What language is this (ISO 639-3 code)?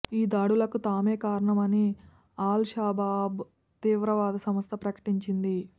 tel